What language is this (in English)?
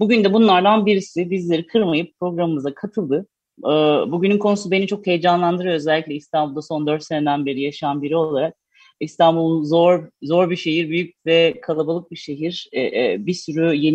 Turkish